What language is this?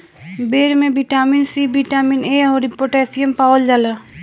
Bhojpuri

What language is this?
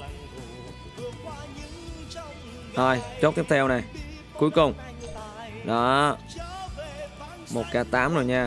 Vietnamese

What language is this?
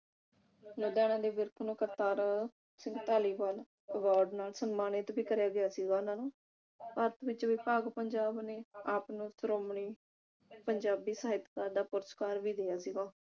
Punjabi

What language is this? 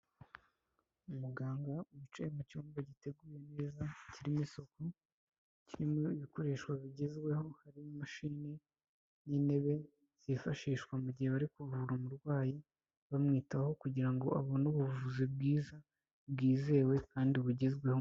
Kinyarwanda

